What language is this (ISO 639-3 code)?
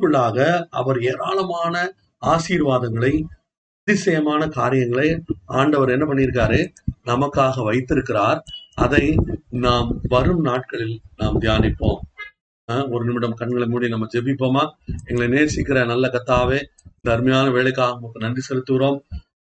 tam